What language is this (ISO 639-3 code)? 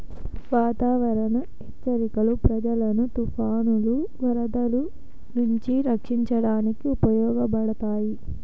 tel